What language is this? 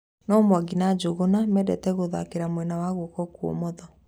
Kikuyu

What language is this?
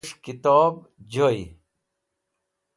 Wakhi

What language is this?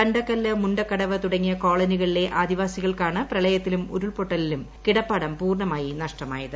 Malayalam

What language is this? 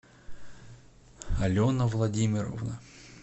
Russian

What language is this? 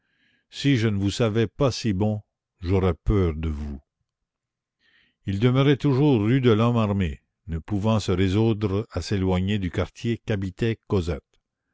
French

